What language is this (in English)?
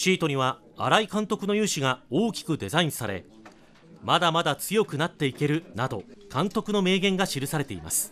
Japanese